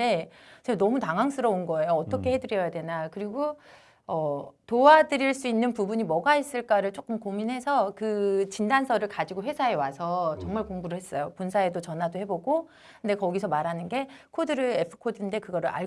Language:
Korean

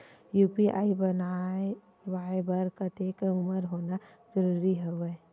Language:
Chhattisgarhi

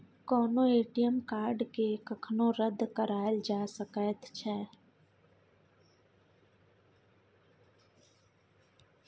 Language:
Maithili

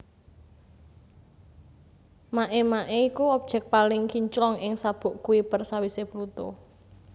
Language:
Javanese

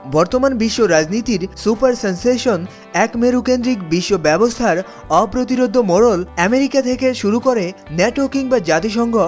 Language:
Bangla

